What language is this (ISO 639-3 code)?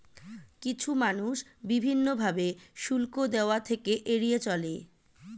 ben